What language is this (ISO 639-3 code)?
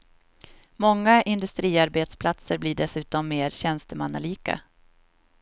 swe